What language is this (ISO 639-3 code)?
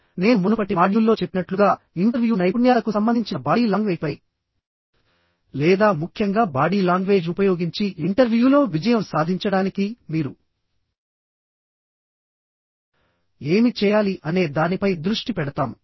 tel